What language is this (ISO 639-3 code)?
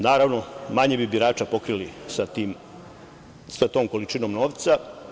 srp